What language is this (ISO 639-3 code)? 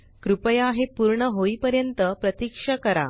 mar